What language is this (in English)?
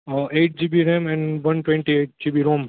Gujarati